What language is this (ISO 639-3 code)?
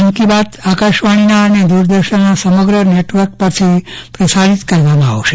guj